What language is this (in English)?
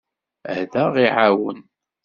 Kabyle